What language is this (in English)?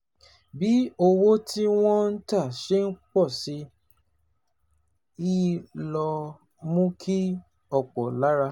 Yoruba